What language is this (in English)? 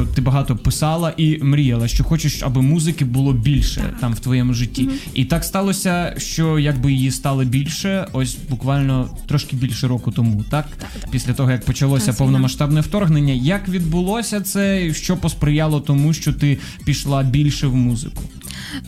Ukrainian